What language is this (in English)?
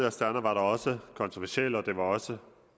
Danish